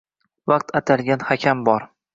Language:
Uzbek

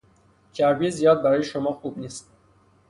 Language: Persian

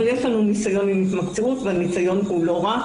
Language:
Hebrew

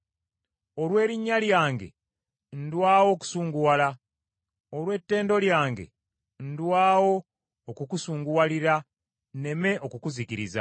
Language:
Ganda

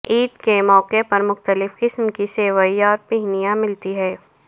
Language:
Urdu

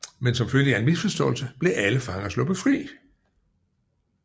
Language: Danish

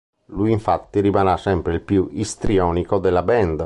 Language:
Italian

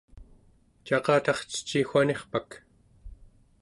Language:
Central Yupik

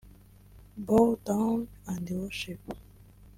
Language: Kinyarwanda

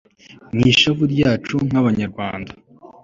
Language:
Kinyarwanda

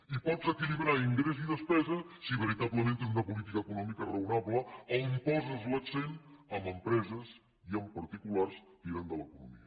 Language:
Catalan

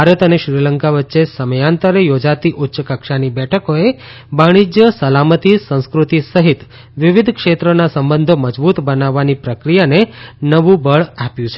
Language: Gujarati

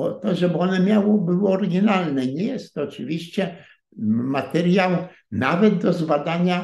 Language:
Polish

